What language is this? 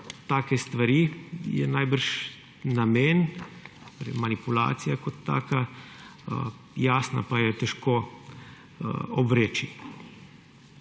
Slovenian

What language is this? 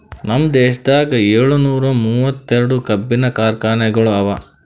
Kannada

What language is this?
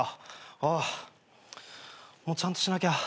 Japanese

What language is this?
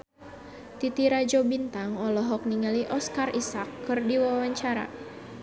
Sundanese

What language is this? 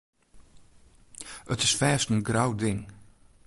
Western Frisian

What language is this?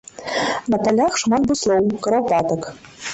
Belarusian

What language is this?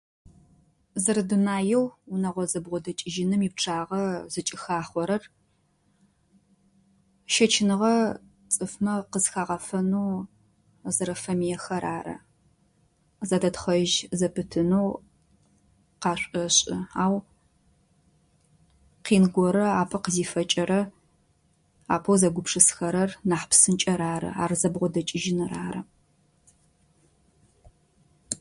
Adyghe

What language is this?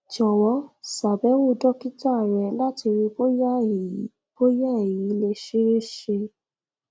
Yoruba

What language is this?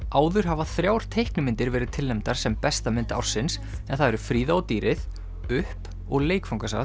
Icelandic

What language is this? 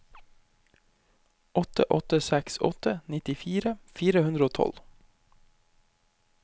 Norwegian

